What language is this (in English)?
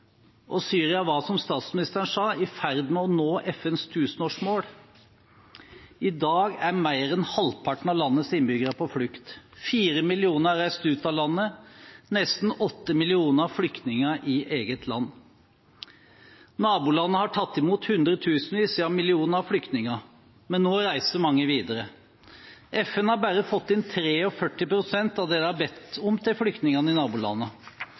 Norwegian Bokmål